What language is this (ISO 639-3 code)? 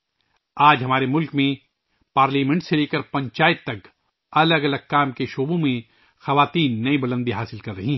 urd